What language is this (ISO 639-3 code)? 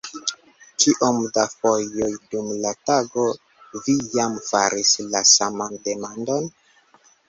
epo